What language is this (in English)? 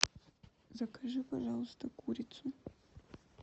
Russian